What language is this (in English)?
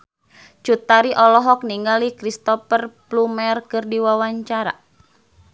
Sundanese